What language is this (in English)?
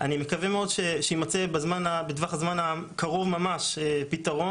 Hebrew